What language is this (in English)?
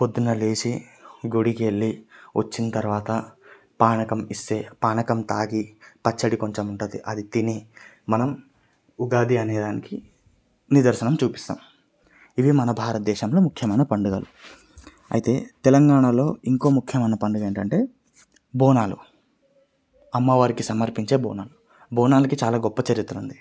Telugu